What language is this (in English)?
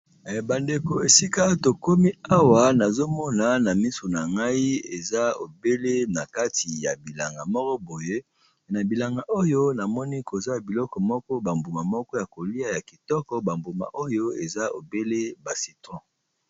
Lingala